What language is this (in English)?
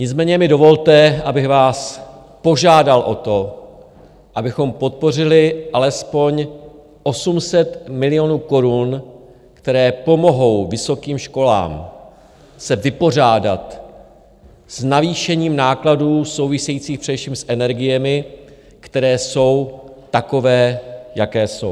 Czech